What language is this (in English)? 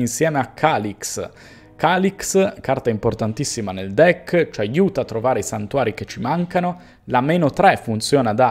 Italian